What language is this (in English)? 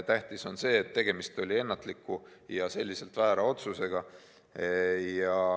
Estonian